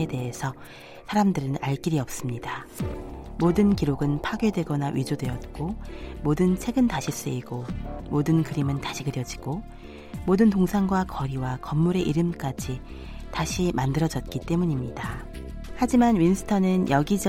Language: Korean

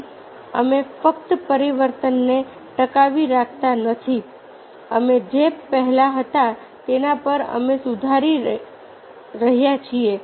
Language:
Gujarati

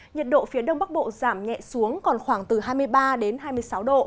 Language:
Vietnamese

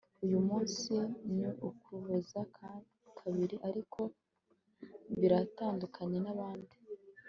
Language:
Kinyarwanda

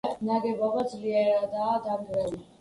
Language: Georgian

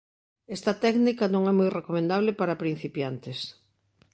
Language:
Galician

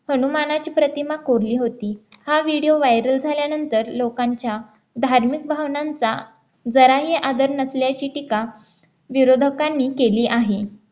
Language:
Marathi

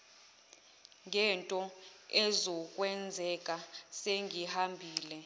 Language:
Zulu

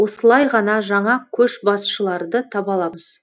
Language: Kazakh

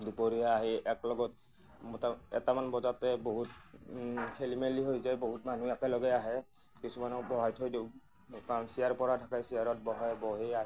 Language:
Assamese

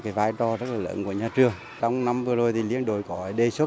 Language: Vietnamese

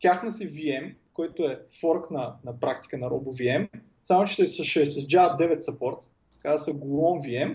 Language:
Bulgarian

